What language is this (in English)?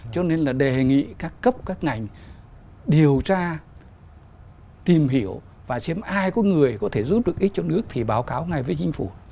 Vietnamese